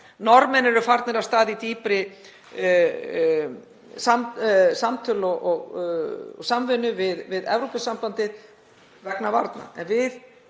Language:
Icelandic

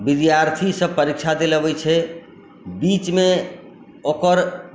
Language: Maithili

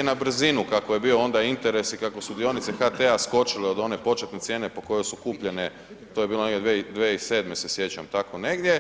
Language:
Croatian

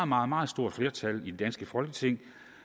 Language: Danish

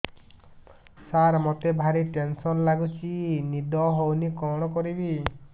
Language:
Odia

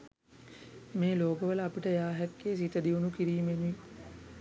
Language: Sinhala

